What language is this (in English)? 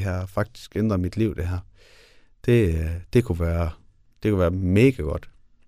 Danish